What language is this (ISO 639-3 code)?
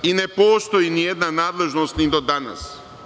srp